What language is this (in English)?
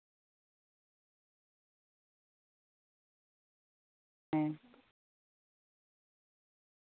Santali